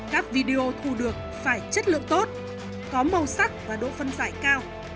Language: Vietnamese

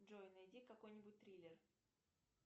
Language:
Russian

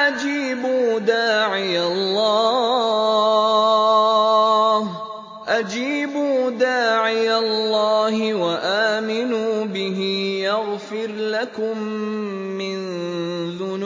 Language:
Arabic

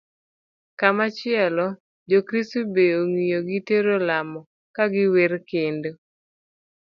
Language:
Luo (Kenya and Tanzania)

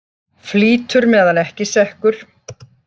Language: Icelandic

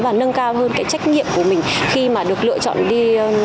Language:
Vietnamese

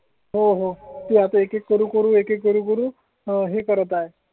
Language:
Marathi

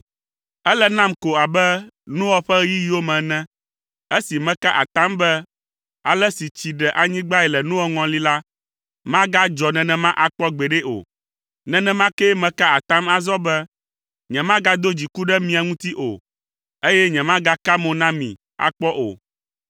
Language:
Ewe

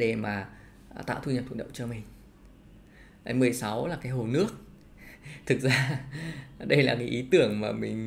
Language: Vietnamese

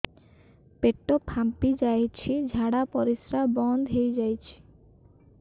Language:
Odia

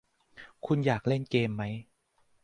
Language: Thai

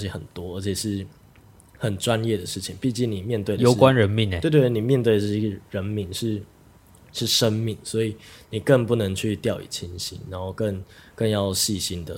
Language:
Chinese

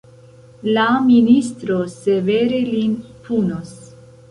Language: Esperanto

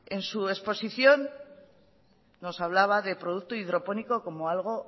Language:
Spanish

